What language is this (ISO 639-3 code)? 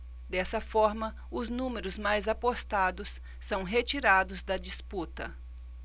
por